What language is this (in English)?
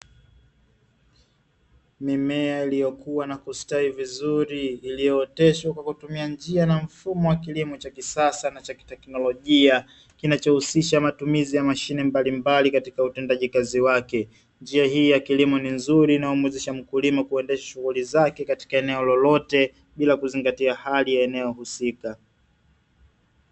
Swahili